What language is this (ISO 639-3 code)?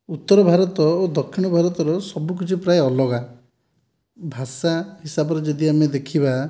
ori